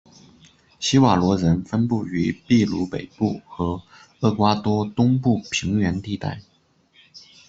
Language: Chinese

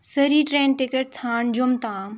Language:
Kashmiri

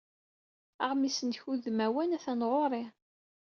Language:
Kabyle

